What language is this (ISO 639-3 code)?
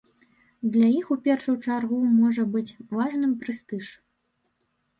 bel